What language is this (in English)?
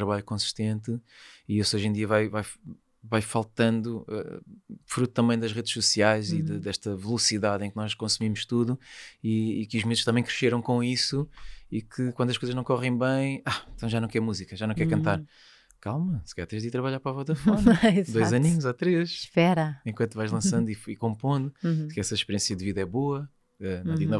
Portuguese